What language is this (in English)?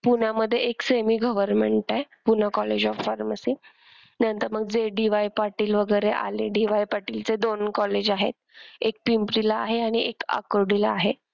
Marathi